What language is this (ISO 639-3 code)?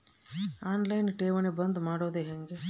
kan